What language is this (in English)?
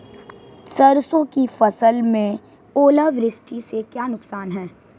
Hindi